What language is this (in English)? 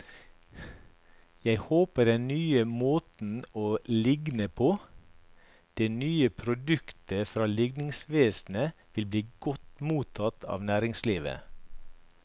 Norwegian